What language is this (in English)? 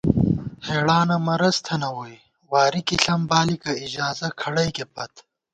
Gawar-Bati